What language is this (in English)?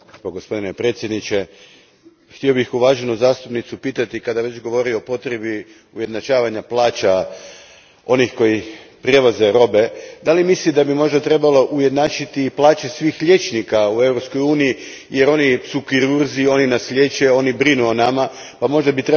Croatian